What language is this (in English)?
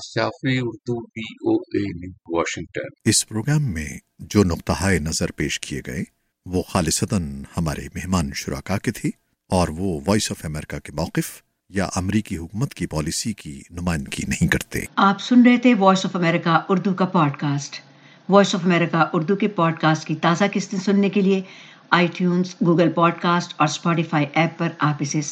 Urdu